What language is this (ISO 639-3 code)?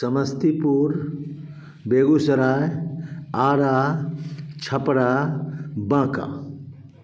hin